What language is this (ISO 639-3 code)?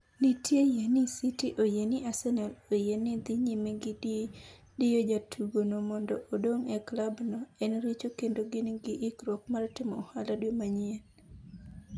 luo